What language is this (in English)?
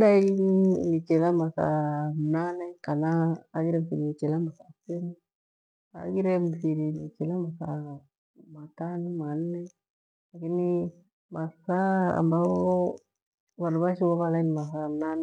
Gweno